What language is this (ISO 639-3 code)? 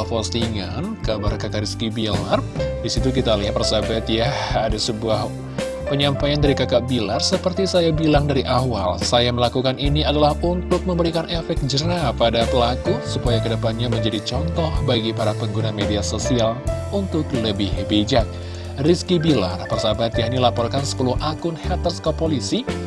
ind